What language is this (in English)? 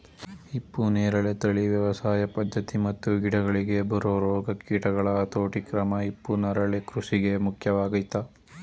Kannada